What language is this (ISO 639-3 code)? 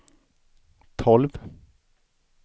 swe